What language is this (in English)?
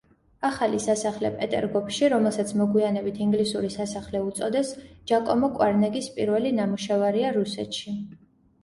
Georgian